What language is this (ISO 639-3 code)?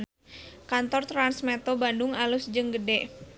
sun